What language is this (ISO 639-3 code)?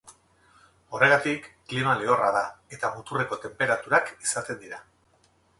eus